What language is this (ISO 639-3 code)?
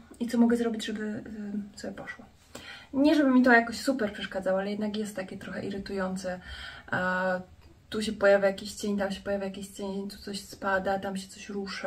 pol